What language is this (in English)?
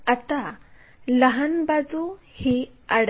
Marathi